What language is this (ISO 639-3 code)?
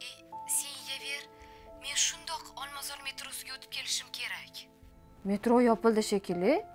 tur